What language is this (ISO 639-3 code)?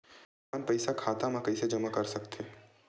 hne